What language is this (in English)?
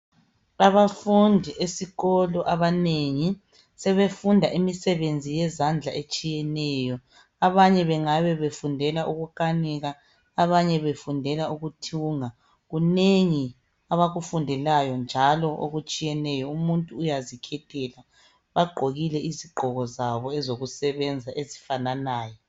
North Ndebele